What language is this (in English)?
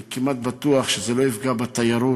Hebrew